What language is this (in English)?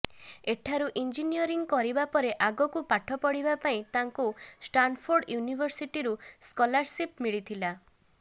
Odia